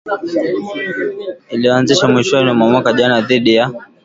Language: Swahili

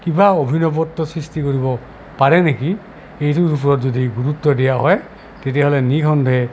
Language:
Assamese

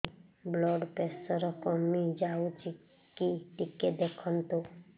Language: Odia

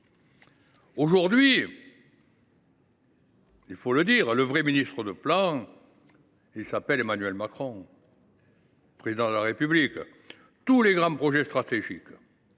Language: French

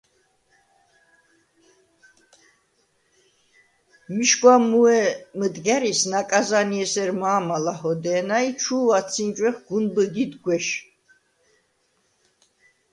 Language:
Svan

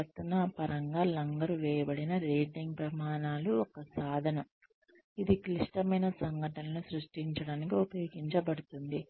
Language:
Telugu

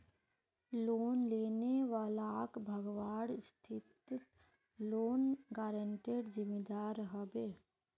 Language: Magahi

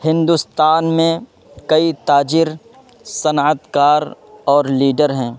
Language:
Urdu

